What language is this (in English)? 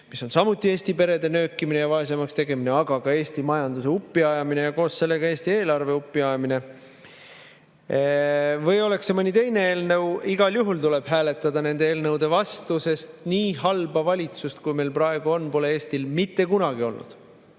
Estonian